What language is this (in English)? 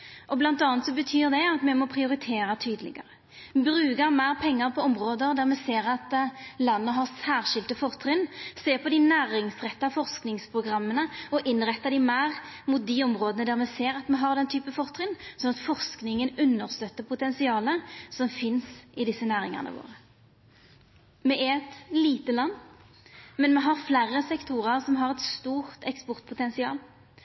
Norwegian Nynorsk